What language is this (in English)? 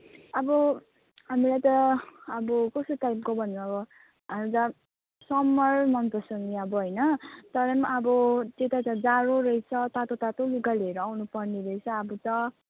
Nepali